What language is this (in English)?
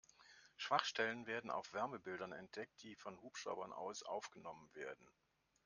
German